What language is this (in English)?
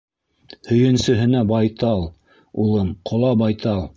Bashkir